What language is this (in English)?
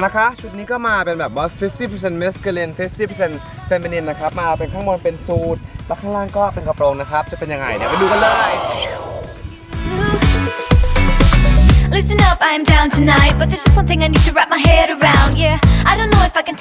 Thai